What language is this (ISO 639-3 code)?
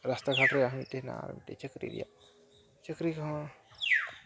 sat